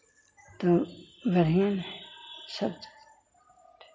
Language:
Hindi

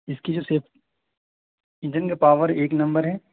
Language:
Urdu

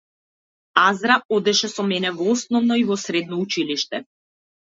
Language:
Macedonian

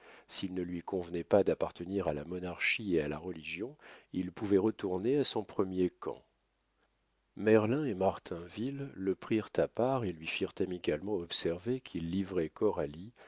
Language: French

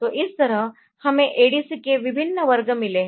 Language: Hindi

